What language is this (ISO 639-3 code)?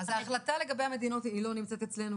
heb